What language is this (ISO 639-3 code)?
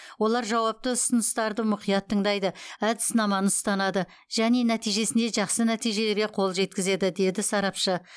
kaz